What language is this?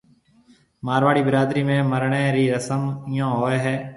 Marwari (Pakistan)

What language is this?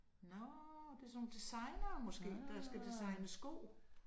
Danish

